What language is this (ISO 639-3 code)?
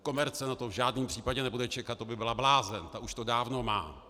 ces